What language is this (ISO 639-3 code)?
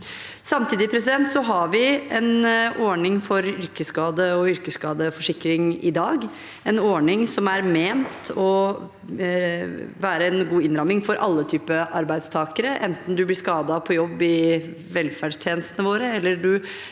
nor